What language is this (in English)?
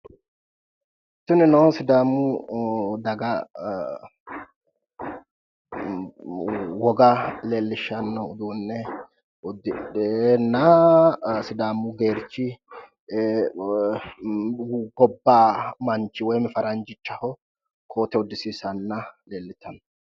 Sidamo